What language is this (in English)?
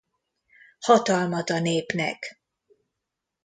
Hungarian